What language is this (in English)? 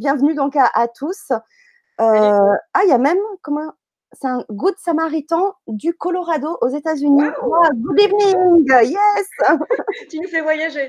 French